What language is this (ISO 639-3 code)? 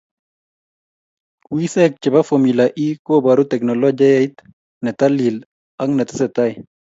kln